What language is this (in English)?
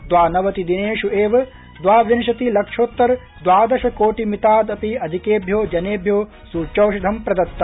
Sanskrit